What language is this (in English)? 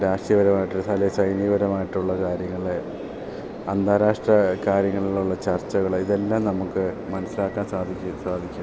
Malayalam